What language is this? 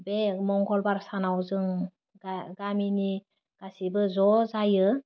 Bodo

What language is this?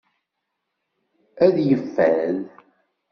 Kabyle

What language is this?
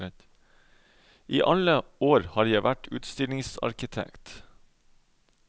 Norwegian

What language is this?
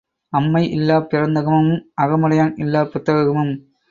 Tamil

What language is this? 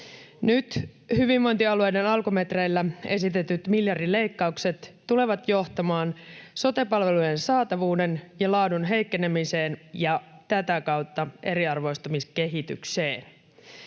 Finnish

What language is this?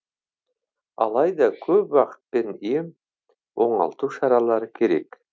Kazakh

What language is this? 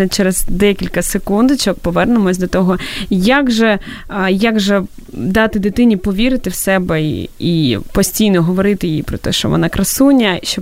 Ukrainian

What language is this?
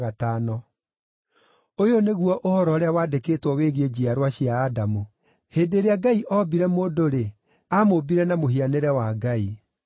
Kikuyu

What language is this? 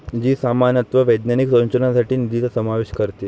Marathi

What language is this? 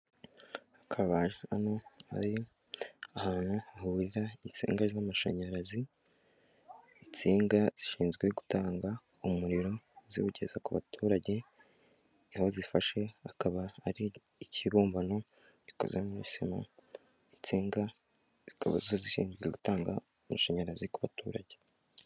Kinyarwanda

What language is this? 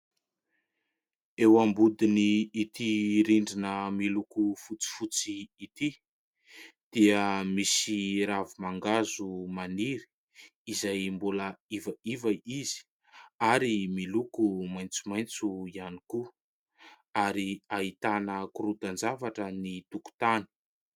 Malagasy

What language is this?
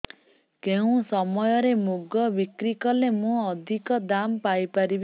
Odia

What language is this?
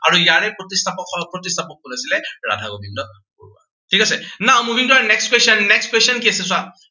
Assamese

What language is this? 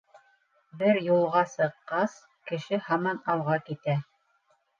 Bashkir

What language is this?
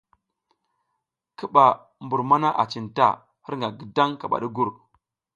South Giziga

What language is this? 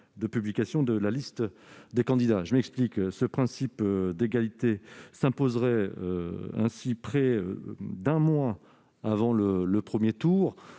French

